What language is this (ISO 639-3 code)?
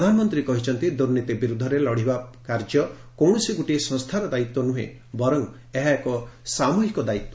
ori